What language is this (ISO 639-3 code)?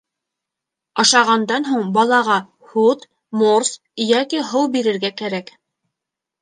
bak